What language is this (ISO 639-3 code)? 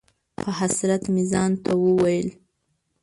pus